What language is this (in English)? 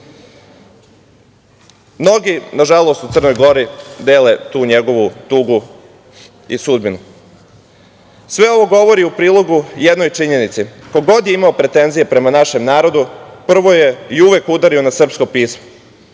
Serbian